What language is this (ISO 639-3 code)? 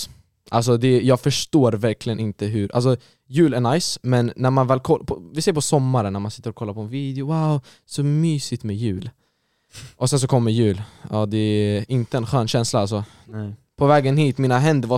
swe